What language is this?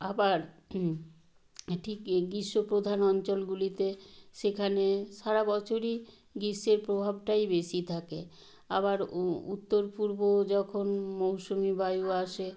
Bangla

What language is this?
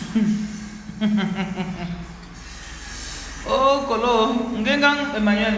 French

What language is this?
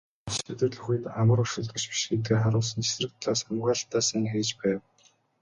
Mongolian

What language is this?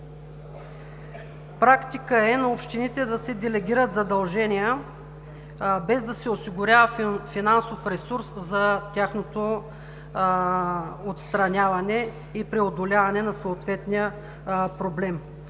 Bulgarian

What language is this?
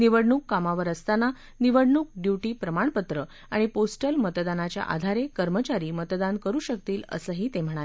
Marathi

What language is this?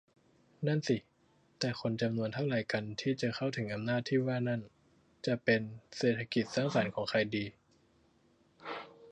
Thai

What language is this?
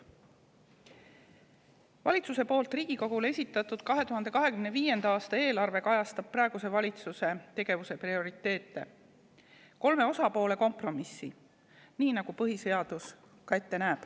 Estonian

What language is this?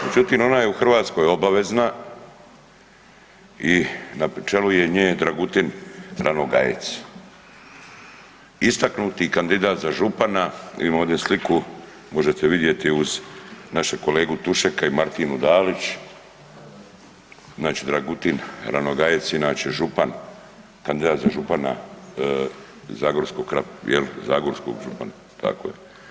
Croatian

